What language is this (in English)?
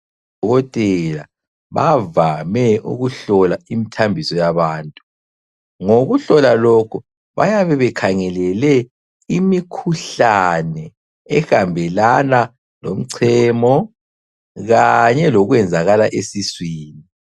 North Ndebele